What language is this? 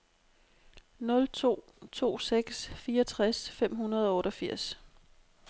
Danish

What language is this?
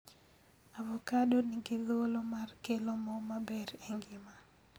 Luo (Kenya and Tanzania)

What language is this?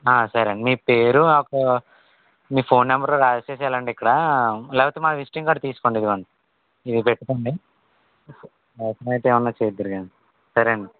Telugu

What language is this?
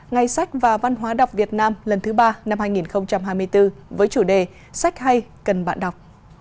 Vietnamese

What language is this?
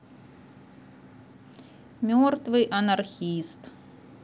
Russian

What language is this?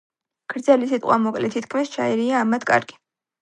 Georgian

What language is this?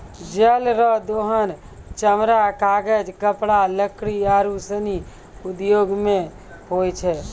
Maithili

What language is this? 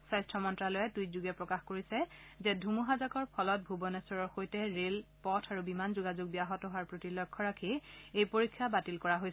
Assamese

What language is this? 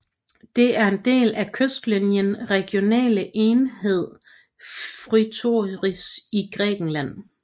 Danish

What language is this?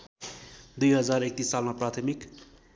Nepali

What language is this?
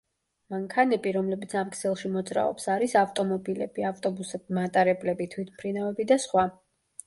Georgian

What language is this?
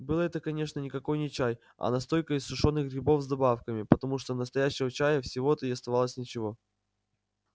Russian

